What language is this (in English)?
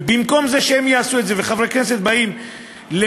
Hebrew